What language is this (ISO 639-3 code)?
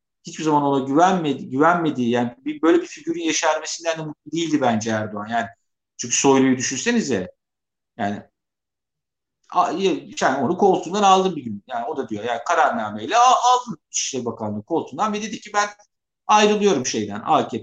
tur